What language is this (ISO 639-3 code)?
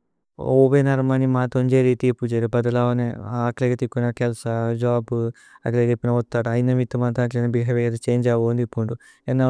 tcy